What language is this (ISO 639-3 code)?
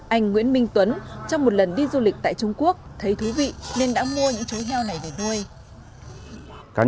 vie